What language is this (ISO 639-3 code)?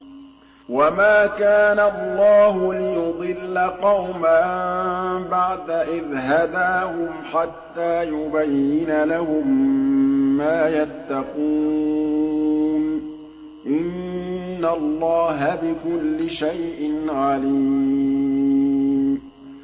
ara